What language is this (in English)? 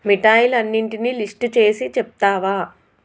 Telugu